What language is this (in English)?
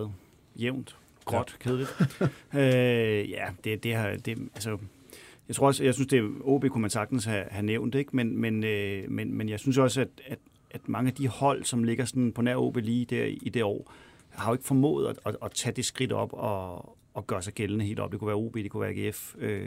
Danish